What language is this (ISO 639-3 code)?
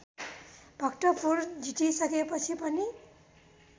nep